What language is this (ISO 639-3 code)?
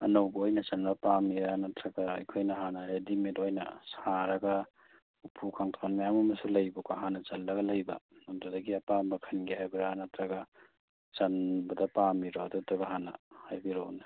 mni